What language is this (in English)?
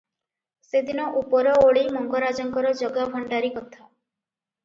Odia